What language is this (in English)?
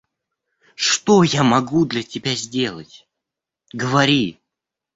Russian